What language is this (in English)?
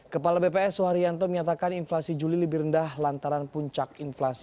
Indonesian